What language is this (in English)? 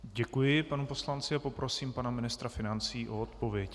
Czech